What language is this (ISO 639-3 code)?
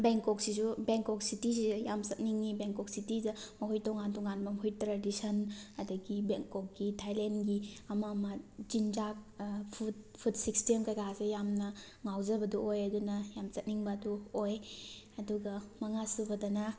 mni